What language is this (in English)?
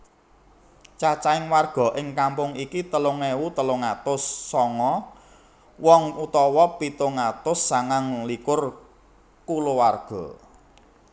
Javanese